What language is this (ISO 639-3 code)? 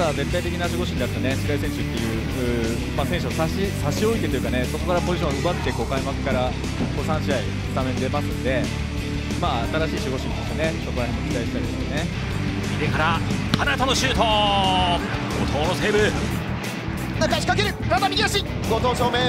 jpn